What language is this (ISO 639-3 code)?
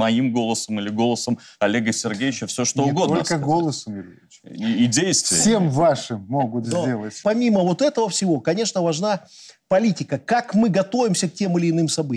rus